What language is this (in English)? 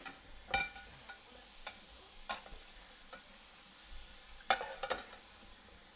English